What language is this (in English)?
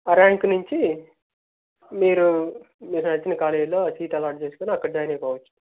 Telugu